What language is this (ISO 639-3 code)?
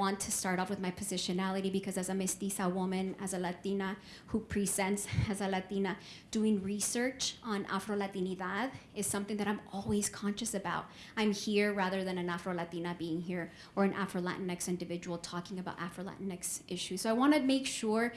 eng